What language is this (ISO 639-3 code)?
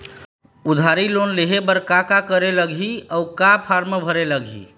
hne